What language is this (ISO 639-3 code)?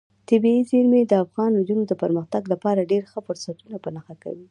pus